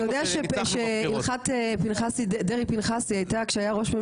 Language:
Hebrew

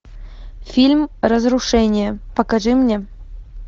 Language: Russian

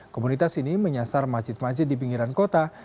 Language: Indonesian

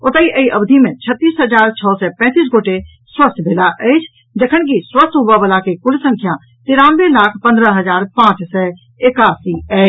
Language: Maithili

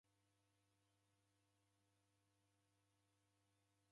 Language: Taita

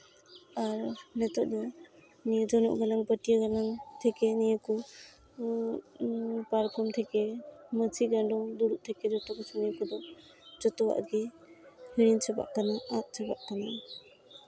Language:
Santali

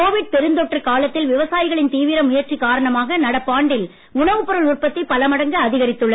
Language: Tamil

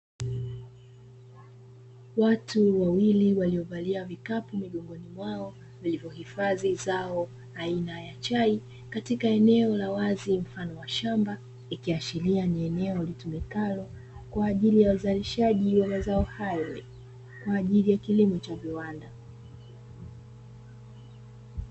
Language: Swahili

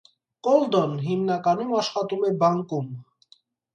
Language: Armenian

